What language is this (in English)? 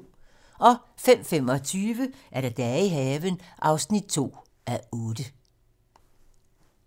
Danish